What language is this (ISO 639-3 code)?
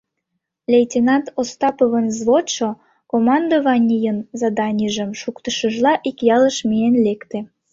chm